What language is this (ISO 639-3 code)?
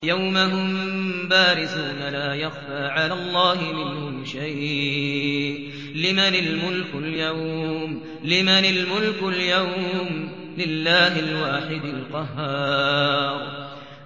ara